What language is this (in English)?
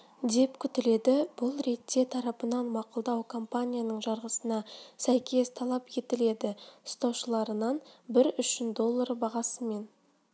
Kazakh